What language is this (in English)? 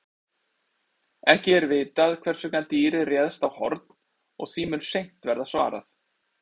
Icelandic